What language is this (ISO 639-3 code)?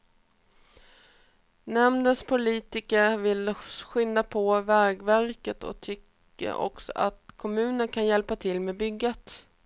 swe